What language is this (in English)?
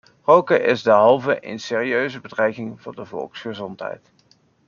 Dutch